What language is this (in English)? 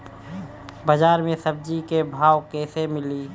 Bhojpuri